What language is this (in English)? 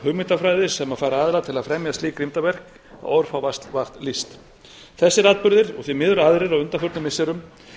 Icelandic